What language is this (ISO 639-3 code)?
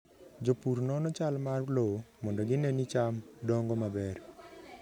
luo